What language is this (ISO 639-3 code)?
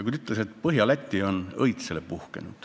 est